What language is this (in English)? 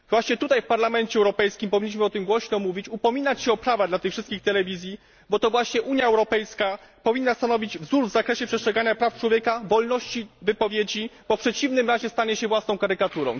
Polish